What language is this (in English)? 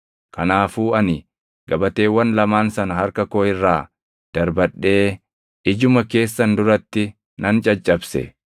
Oromo